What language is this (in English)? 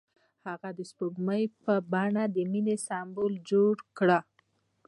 Pashto